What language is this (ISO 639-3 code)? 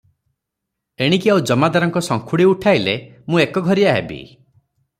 ori